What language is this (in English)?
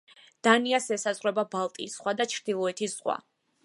Georgian